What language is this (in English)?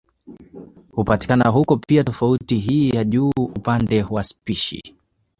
Swahili